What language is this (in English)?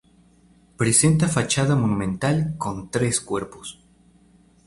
Spanish